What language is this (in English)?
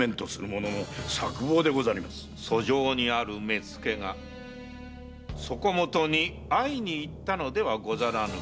Japanese